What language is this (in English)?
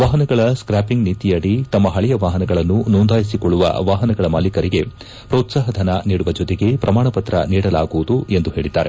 Kannada